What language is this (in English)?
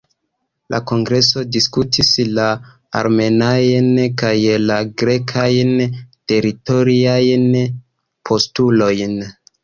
Esperanto